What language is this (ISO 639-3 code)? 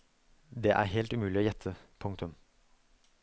nor